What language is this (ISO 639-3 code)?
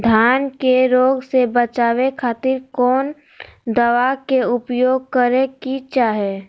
mag